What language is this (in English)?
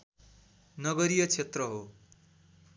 Nepali